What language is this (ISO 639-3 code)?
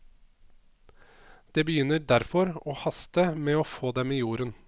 nor